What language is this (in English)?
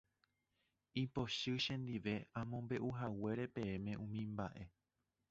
Guarani